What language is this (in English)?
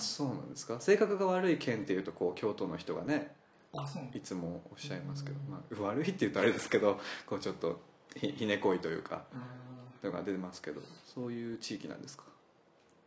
Japanese